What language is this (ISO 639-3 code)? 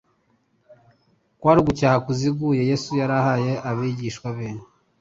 kin